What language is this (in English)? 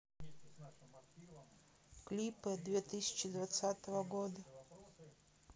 Russian